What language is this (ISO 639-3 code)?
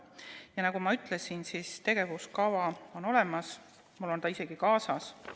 est